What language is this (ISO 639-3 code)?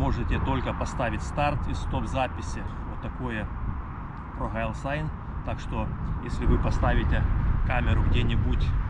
rus